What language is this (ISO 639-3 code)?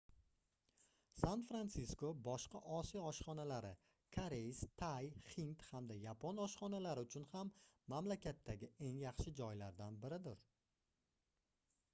uzb